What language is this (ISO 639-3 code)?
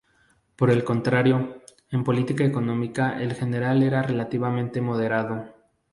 spa